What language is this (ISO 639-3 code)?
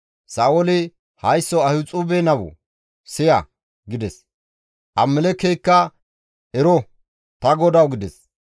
gmv